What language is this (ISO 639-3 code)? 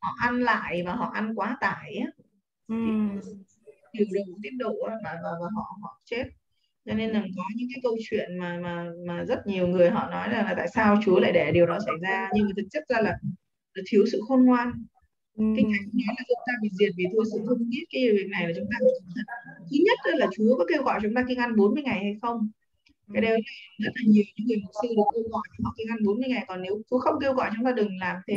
vie